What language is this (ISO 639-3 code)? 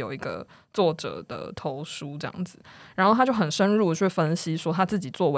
zho